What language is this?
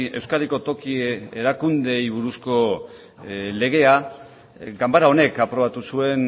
Basque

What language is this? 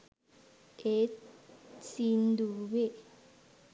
Sinhala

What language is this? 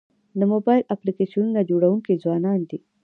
Pashto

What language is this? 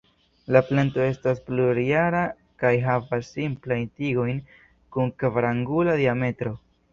Esperanto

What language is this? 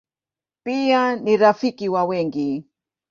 Swahili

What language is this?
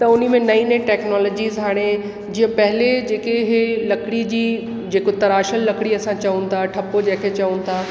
Sindhi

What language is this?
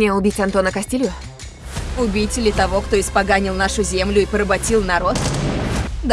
Russian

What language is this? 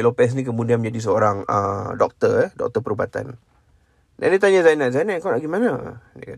Malay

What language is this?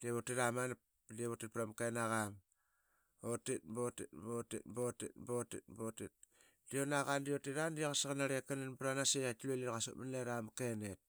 Qaqet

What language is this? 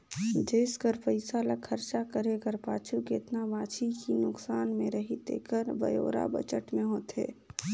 Chhattisgarhi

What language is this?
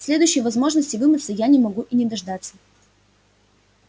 Russian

